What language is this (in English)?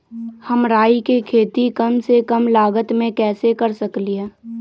Magahi